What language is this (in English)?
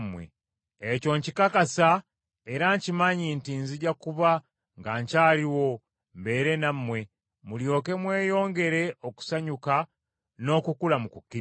Ganda